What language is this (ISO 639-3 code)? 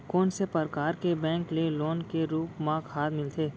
hne